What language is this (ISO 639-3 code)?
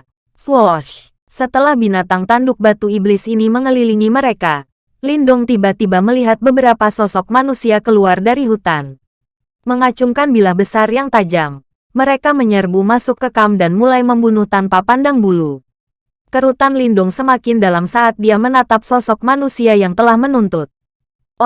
ind